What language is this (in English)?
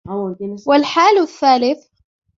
Arabic